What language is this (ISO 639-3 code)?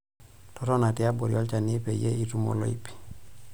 mas